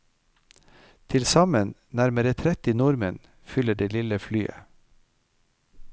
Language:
Norwegian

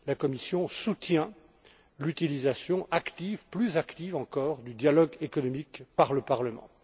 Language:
French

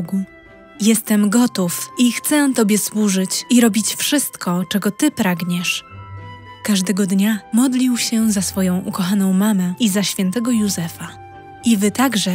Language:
Polish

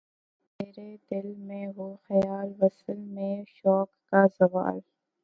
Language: Urdu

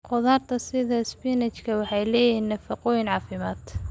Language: Somali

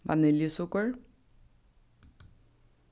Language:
Faroese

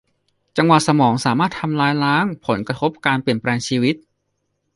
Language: Thai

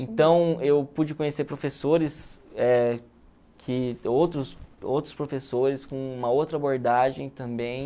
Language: Portuguese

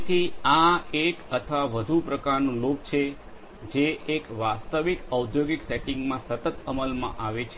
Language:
Gujarati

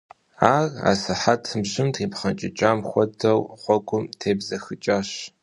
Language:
Kabardian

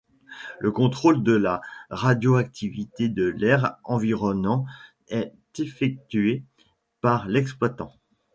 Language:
French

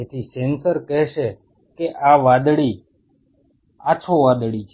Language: Gujarati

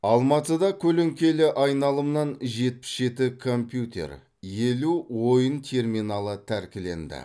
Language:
Kazakh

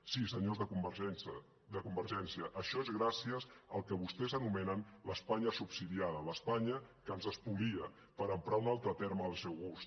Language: Catalan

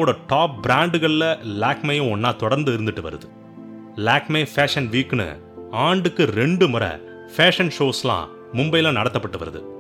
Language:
Tamil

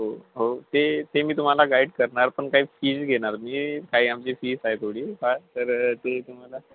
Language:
Marathi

